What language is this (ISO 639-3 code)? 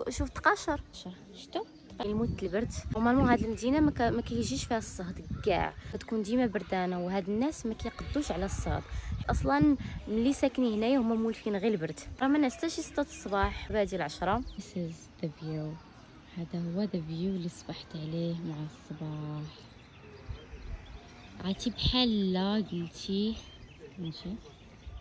ara